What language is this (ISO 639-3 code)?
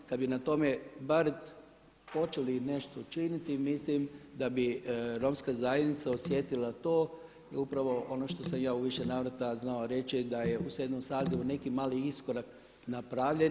hrv